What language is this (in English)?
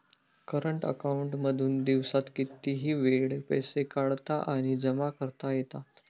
Marathi